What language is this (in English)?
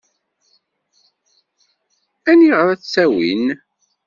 Kabyle